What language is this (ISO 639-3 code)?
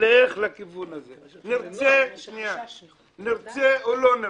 heb